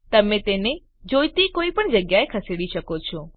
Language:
Gujarati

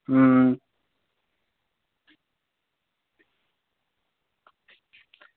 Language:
Dogri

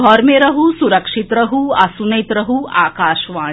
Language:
Maithili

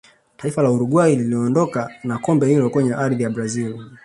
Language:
Swahili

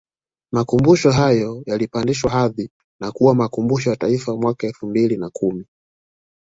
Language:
Swahili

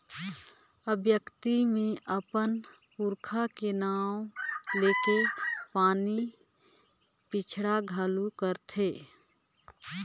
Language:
Chhattisgarhi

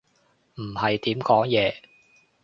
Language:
Cantonese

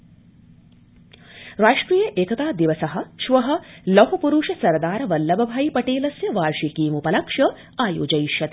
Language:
Sanskrit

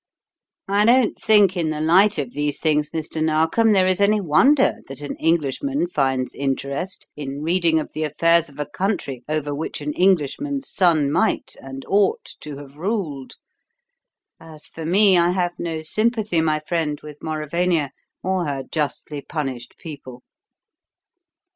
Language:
English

